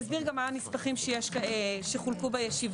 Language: Hebrew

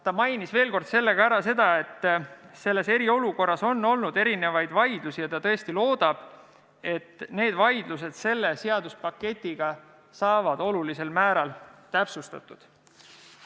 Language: Estonian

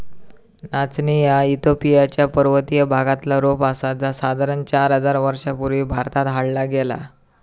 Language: Marathi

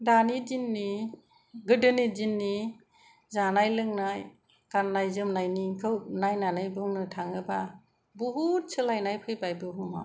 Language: Bodo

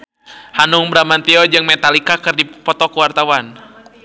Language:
Sundanese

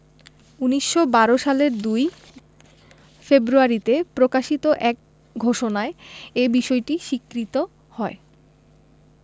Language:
Bangla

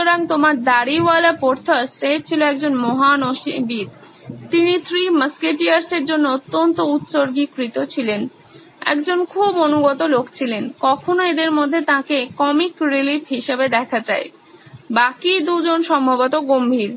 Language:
Bangla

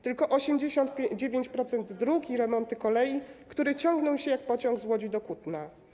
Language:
Polish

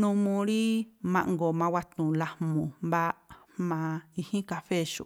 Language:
Tlacoapa Me'phaa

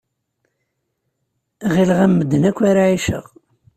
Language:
Kabyle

